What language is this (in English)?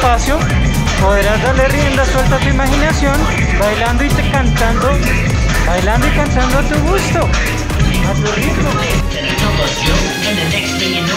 Spanish